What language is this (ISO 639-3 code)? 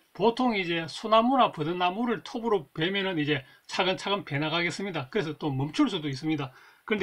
kor